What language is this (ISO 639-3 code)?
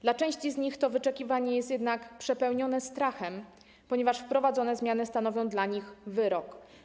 pol